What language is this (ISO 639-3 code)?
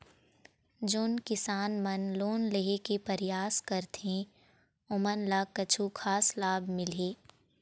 hne